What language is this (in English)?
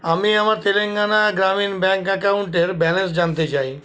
Bangla